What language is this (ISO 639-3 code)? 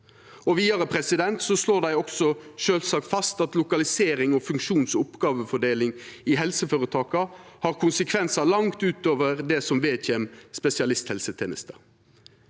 nor